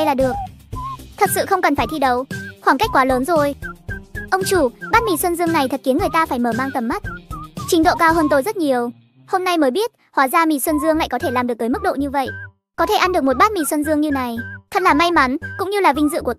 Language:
Vietnamese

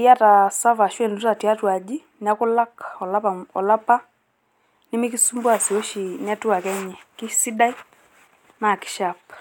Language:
Masai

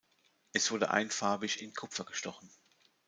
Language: German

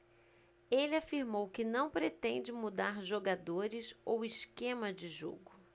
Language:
Portuguese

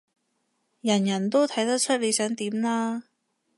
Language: Cantonese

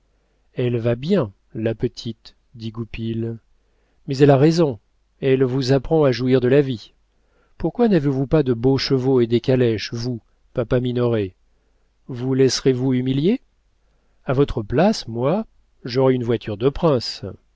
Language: French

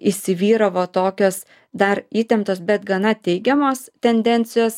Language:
Lithuanian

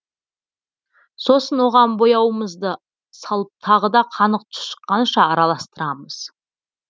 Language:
Kazakh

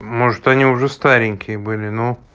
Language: Russian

